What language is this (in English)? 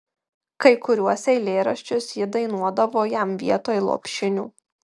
Lithuanian